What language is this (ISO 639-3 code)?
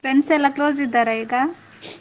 kan